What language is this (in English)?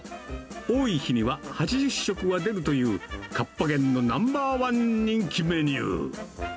Japanese